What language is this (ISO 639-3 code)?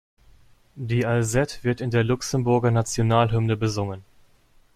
deu